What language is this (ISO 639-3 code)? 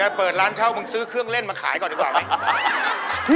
tha